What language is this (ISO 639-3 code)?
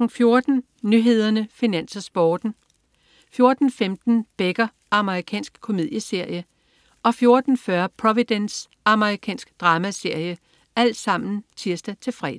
dan